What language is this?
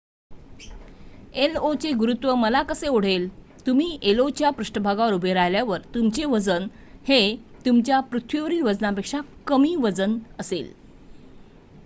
Marathi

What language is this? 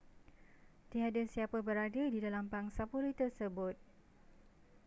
Malay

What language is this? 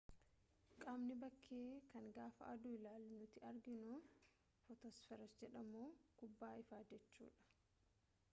Oromo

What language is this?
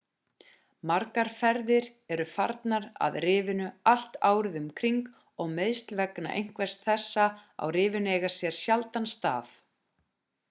Icelandic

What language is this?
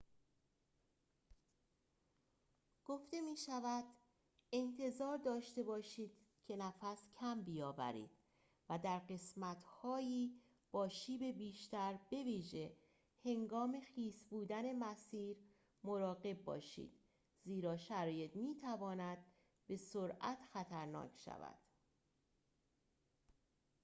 Persian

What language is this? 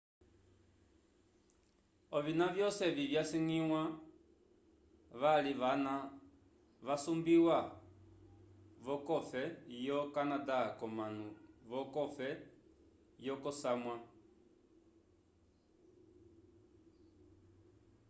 Umbundu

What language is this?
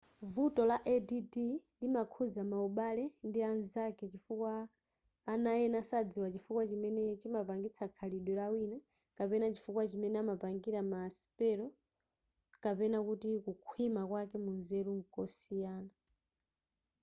Nyanja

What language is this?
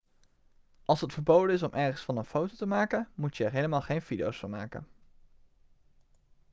Dutch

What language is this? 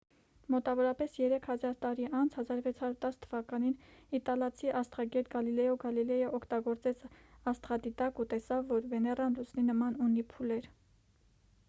Armenian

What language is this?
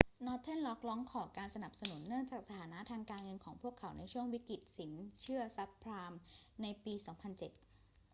Thai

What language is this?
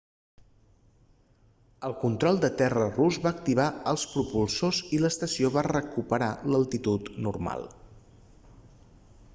Catalan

